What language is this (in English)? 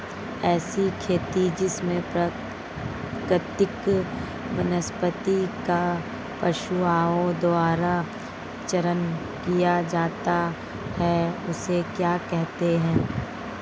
Hindi